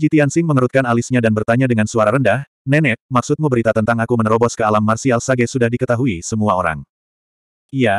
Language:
Indonesian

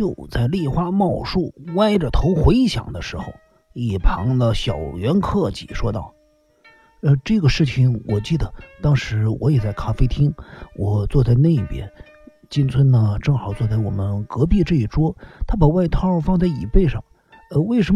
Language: Chinese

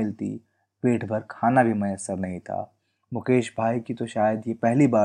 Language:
Hindi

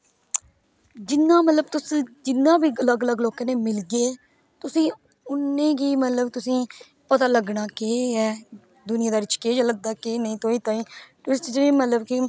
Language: Dogri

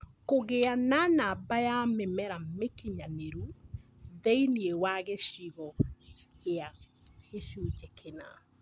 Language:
Kikuyu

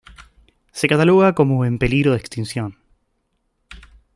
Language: Spanish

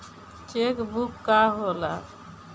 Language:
Bhojpuri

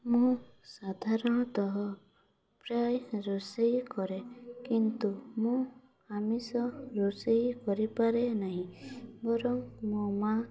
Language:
Odia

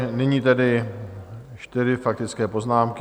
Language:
Czech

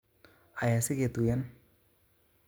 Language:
Kalenjin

